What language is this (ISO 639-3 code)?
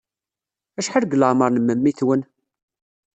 kab